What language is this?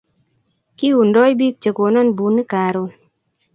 Kalenjin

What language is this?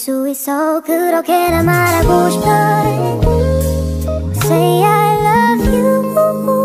Korean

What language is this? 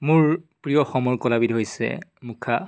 Assamese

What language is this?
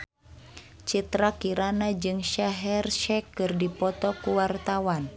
Sundanese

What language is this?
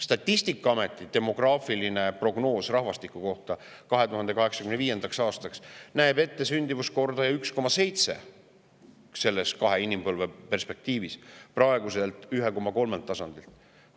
Estonian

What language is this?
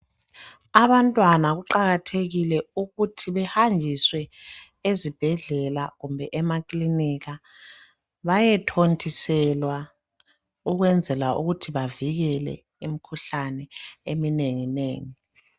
North Ndebele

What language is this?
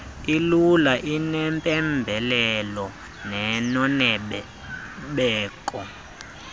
Xhosa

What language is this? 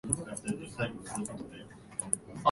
Japanese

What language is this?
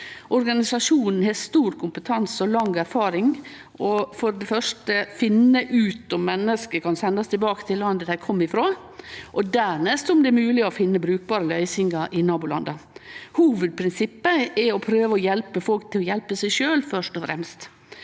Norwegian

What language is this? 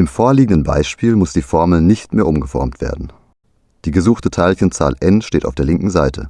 German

